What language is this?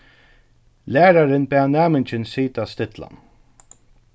Faroese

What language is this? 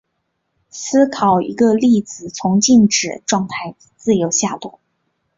Chinese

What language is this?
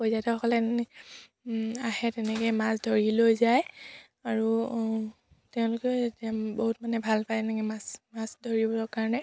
Assamese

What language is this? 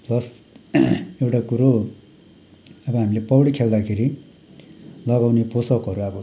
Nepali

